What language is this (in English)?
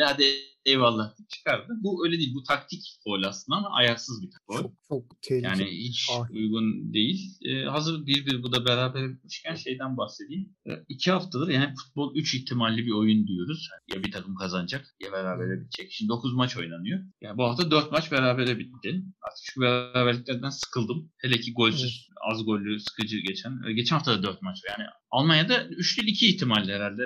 Turkish